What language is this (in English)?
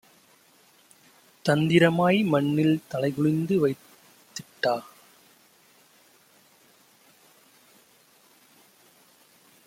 Tamil